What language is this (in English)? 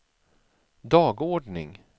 Swedish